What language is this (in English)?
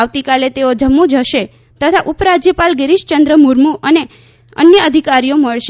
Gujarati